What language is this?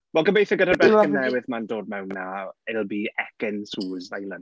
Welsh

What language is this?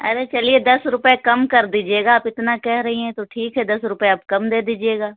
Urdu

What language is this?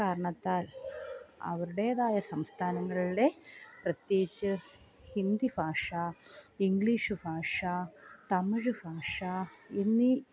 Malayalam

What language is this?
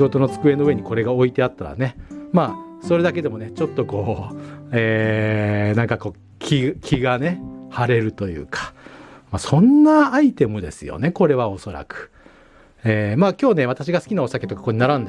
Japanese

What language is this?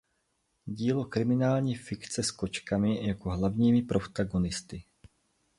Czech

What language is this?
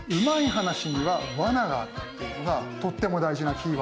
Japanese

